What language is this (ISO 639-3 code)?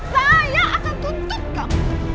ind